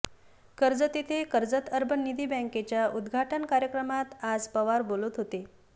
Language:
Marathi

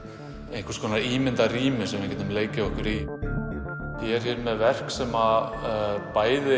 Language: Icelandic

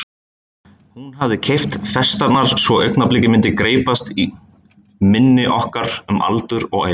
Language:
Icelandic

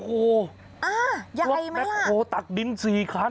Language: Thai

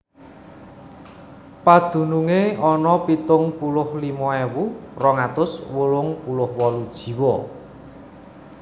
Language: Javanese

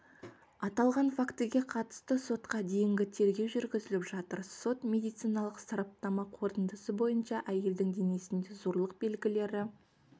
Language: Kazakh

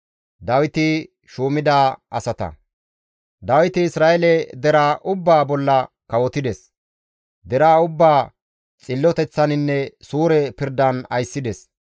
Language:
Gamo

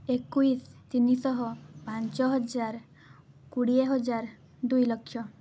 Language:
Odia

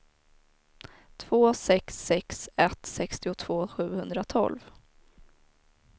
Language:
Swedish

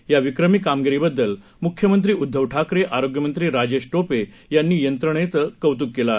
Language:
Marathi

